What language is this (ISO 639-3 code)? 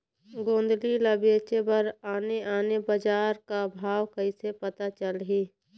hne